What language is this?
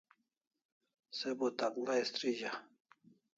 Kalasha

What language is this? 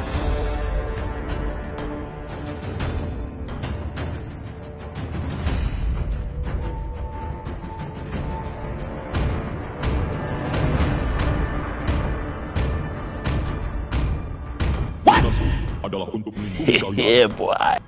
Indonesian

